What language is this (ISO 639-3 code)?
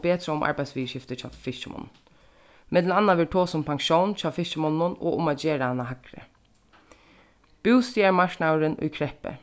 fao